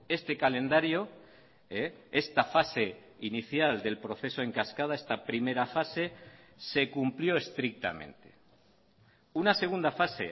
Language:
Spanish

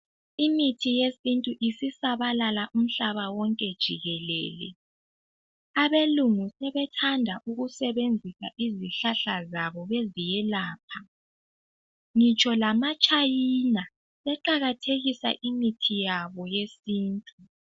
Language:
North Ndebele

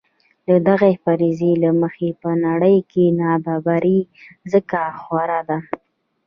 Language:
Pashto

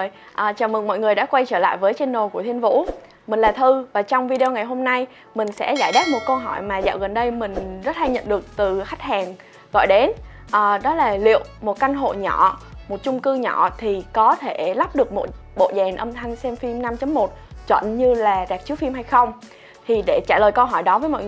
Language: Vietnamese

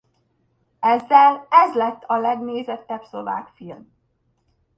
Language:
Hungarian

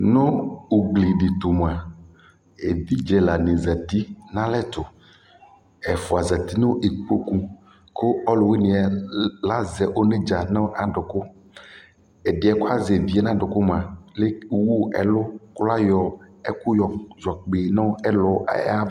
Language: Ikposo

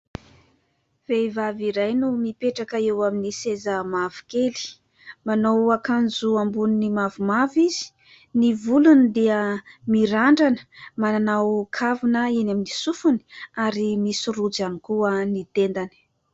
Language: Malagasy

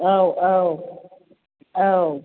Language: Bodo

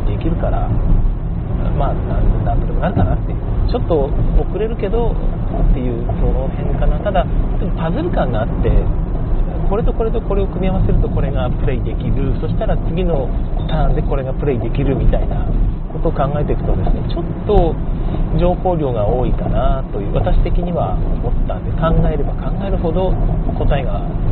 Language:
Japanese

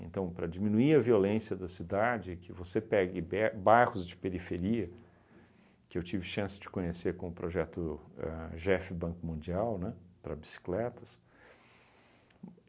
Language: Portuguese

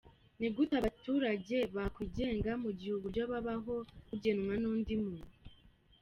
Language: Kinyarwanda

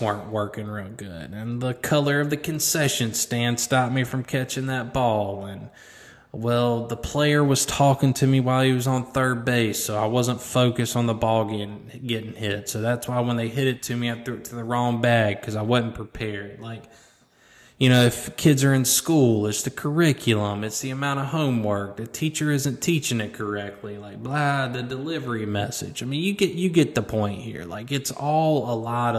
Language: English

